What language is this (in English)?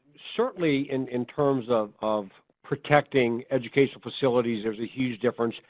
English